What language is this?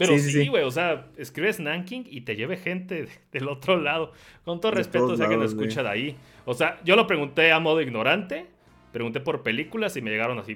Spanish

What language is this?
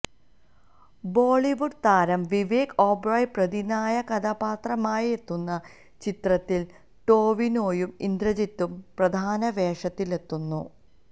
Malayalam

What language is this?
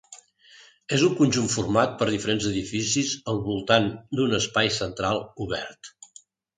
Catalan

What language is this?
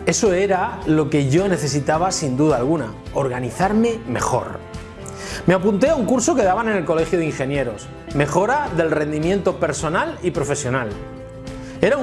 Spanish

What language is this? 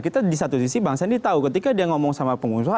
Indonesian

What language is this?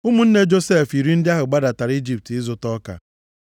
Igbo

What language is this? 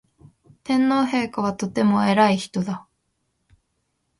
Japanese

